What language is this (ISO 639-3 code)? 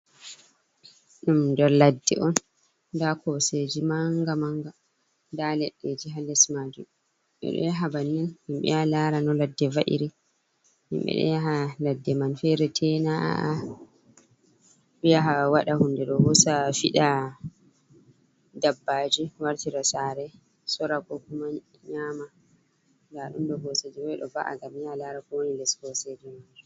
ful